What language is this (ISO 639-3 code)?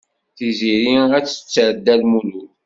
kab